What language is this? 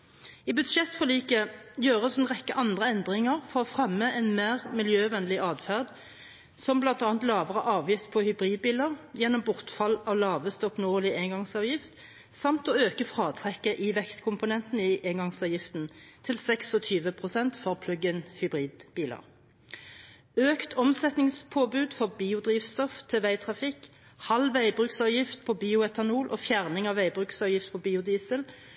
Norwegian Bokmål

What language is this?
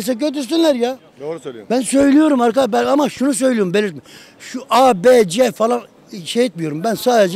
Turkish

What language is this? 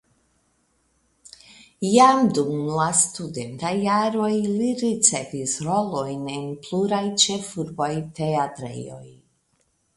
Esperanto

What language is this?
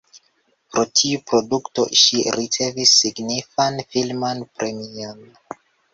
Esperanto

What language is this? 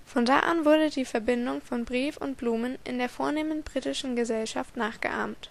German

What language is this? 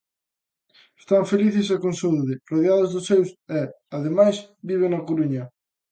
Galician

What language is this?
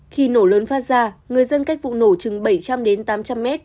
Vietnamese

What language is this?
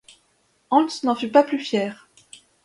French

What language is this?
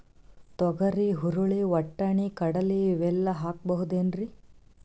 Kannada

